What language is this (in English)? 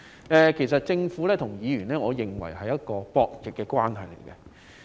Cantonese